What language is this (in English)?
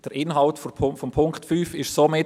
Swiss German